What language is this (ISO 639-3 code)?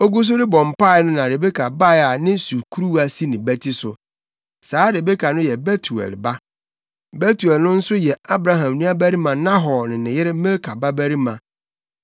aka